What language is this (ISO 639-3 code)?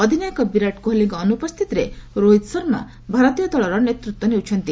ori